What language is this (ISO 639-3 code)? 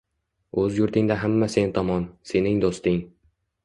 uzb